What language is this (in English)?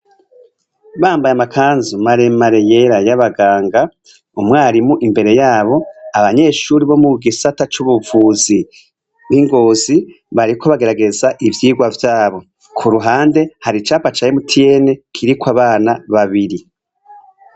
Rundi